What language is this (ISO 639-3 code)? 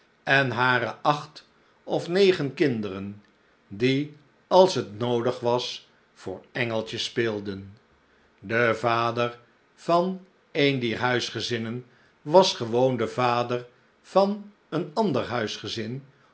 nld